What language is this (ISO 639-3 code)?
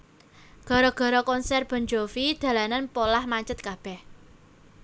jav